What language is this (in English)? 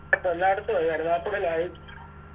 Malayalam